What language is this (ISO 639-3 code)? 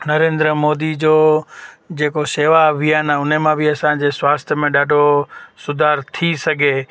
snd